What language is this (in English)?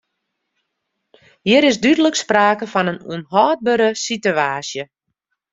Western Frisian